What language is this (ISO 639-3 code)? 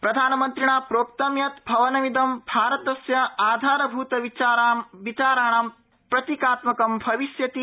san